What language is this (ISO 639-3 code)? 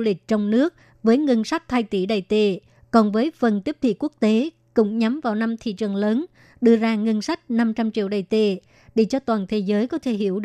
vie